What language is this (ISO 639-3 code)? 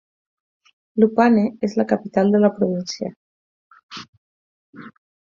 cat